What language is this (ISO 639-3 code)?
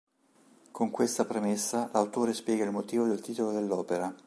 ita